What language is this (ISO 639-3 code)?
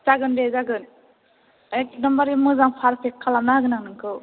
brx